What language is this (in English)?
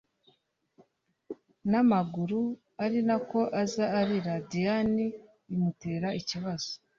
Kinyarwanda